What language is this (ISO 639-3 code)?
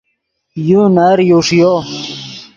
ydg